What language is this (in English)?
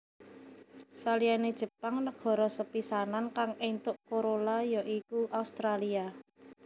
Javanese